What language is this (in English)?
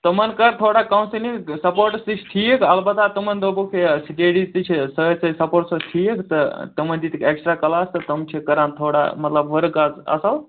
Kashmiri